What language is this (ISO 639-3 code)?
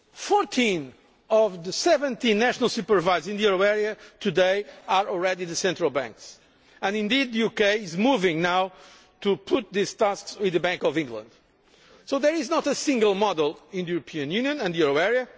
eng